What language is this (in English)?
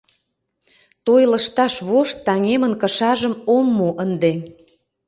Mari